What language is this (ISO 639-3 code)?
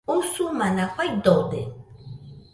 hux